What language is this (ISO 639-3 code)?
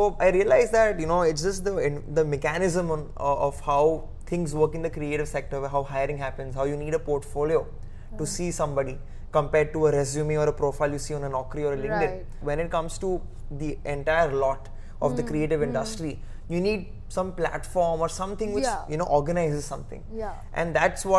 eng